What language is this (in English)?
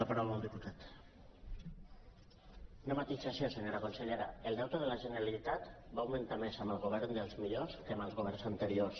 Catalan